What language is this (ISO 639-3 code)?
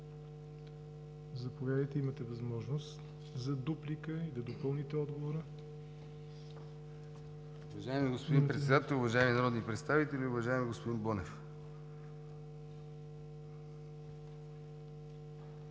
bul